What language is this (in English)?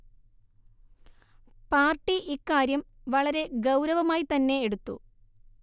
Malayalam